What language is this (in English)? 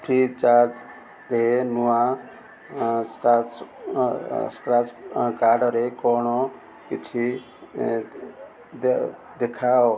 Odia